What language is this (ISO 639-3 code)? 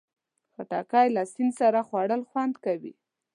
pus